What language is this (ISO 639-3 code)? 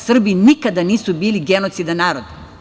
srp